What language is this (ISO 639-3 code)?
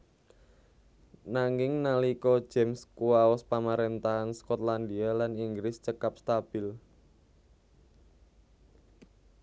jav